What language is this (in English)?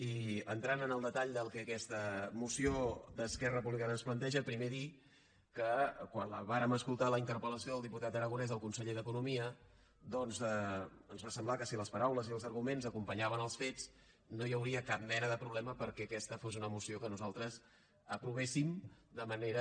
Catalan